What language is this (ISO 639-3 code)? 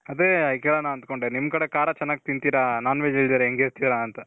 kan